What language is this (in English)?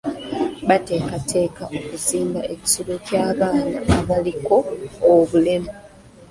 Ganda